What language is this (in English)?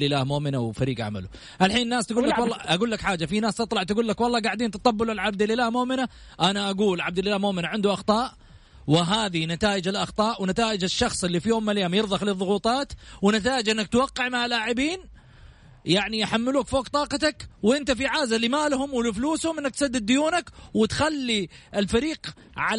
Arabic